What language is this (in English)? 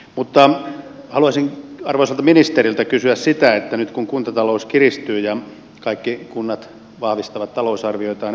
Finnish